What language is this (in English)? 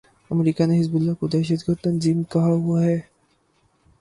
Urdu